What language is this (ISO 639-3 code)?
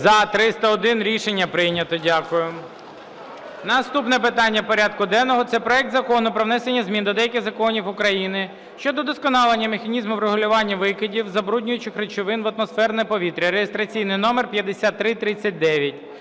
ukr